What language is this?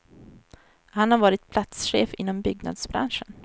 Swedish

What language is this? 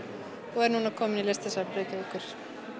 Icelandic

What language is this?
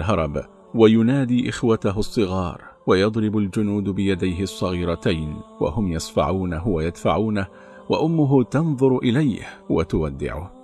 Arabic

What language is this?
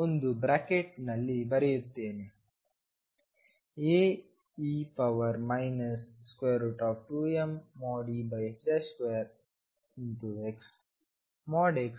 Kannada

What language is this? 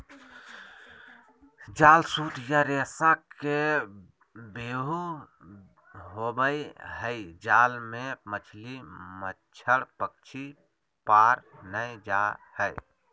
Magahi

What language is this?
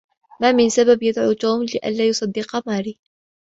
Arabic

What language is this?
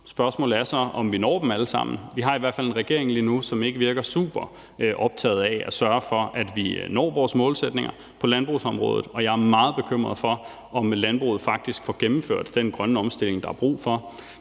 Danish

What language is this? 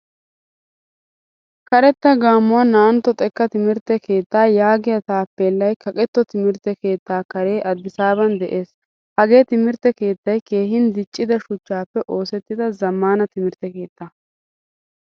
Wolaytta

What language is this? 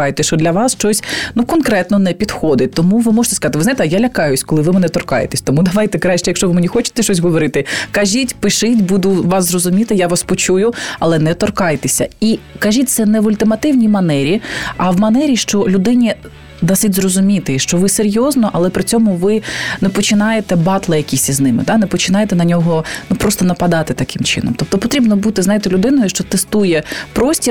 Ukrainian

